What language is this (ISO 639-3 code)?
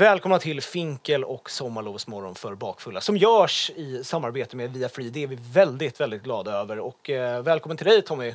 swe